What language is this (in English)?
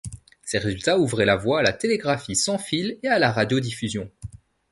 French